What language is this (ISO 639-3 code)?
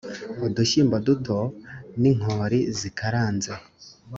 kin